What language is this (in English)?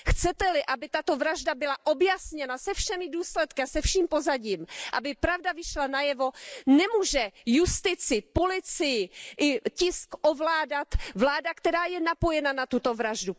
Czech